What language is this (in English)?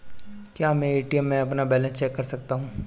Hindi